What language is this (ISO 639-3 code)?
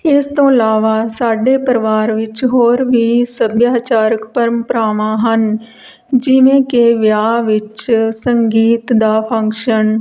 pan